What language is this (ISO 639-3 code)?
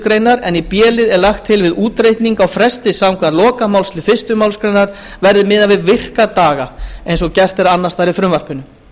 isl